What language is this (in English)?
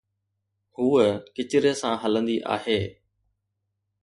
Sindhi